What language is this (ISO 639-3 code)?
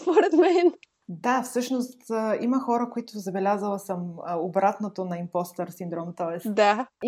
bul